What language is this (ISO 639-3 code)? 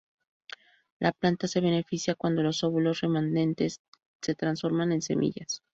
spa